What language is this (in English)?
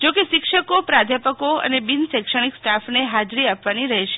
Gujarati